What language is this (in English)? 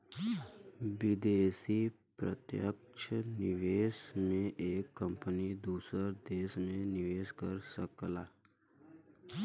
Bhojpuri